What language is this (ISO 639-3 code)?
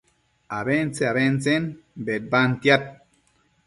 mcf